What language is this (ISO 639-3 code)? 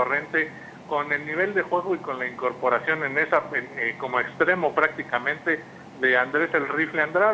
spa